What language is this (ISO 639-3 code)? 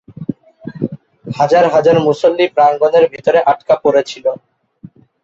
ben